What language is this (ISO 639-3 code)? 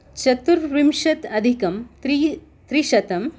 san